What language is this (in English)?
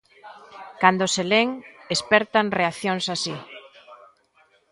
Galician